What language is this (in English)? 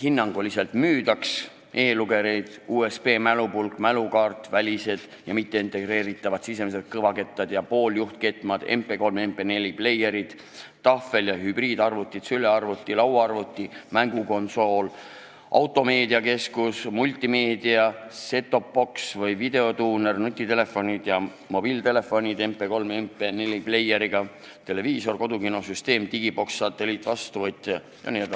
Estonian